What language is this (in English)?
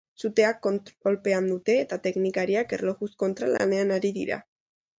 Basque